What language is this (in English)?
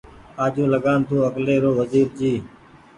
Goaria